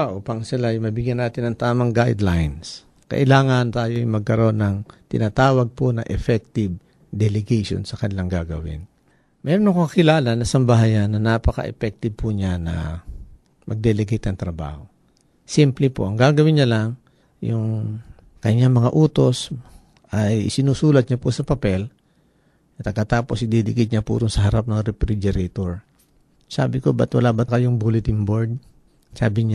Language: Filipino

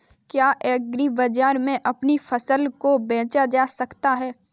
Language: Hindi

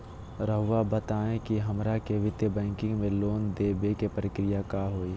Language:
Magahi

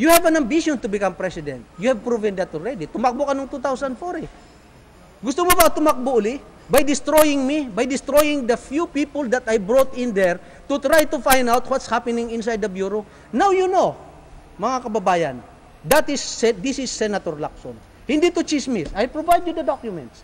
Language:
Filipino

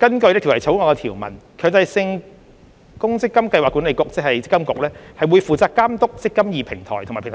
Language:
Cantonese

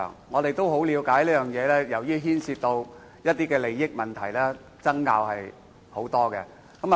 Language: Cantonese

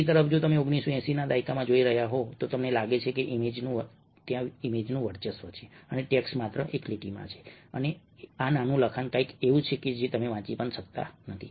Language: Gujarati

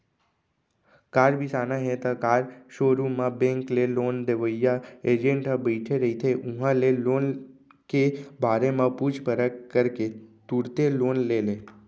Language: Chhattisgarhi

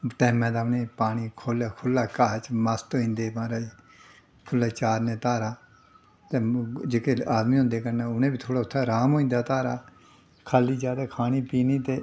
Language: Dogri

